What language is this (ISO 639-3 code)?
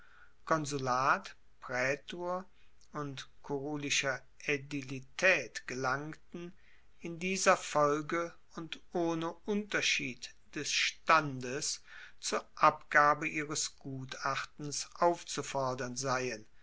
deu